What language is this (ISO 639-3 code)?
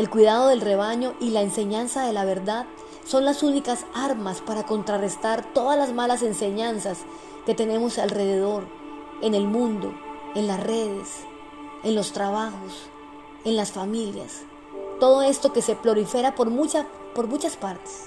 spa